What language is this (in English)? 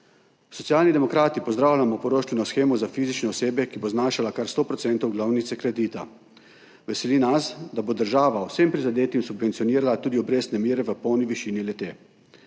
Slovenian